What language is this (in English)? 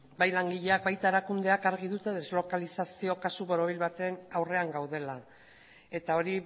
Basque